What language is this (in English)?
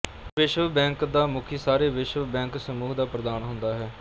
Punjabi